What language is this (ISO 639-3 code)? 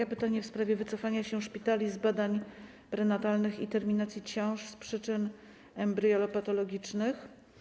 pol